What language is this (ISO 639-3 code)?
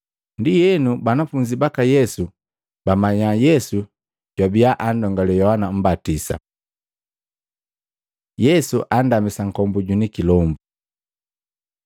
mgv